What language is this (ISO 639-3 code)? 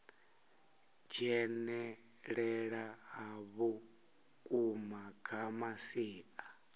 ven